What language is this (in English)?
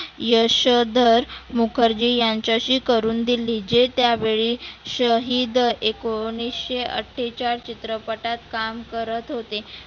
Marathi